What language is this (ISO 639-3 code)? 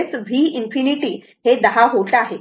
mar